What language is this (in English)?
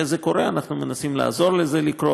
Hebrew